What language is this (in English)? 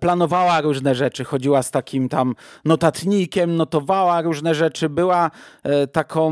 Polish